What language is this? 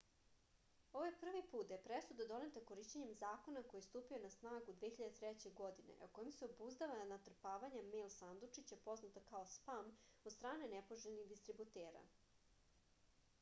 Serbian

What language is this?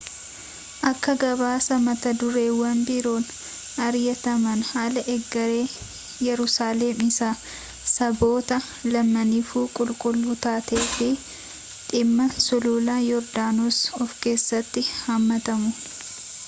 Oromo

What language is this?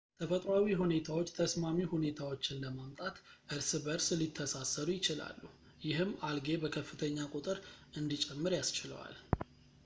Amharic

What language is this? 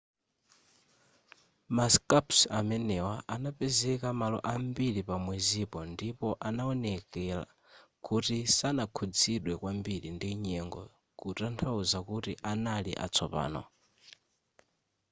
Nyanja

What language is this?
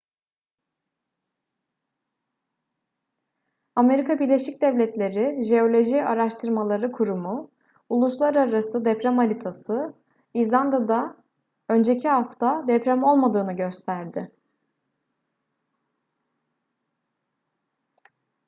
Turkish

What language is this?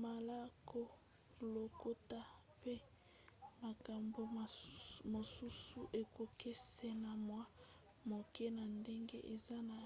Lingala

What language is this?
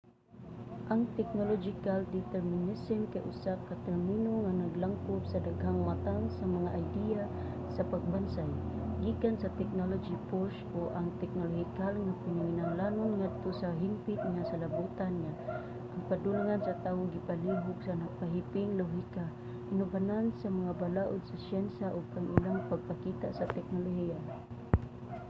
Cebuano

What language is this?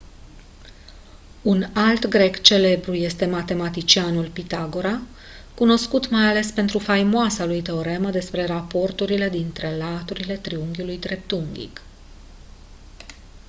Romanian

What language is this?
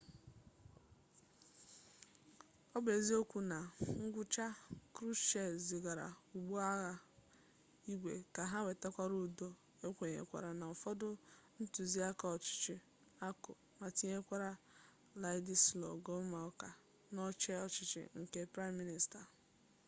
Igbo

